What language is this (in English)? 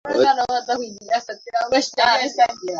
Swahili